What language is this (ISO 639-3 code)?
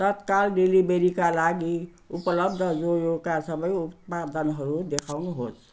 nep